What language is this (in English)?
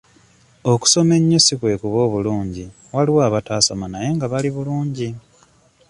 Ganda